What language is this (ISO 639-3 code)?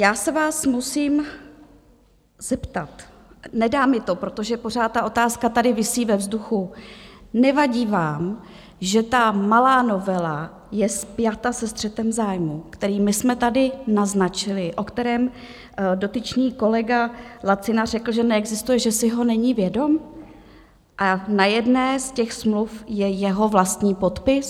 ces